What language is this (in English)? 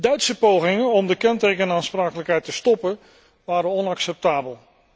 Dutch